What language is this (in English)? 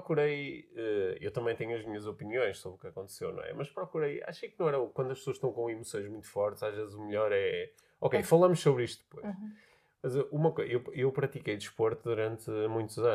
Portuguese